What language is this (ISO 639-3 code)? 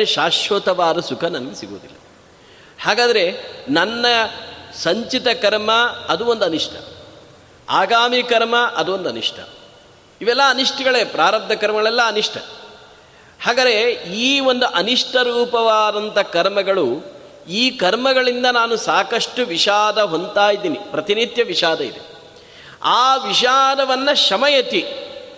kan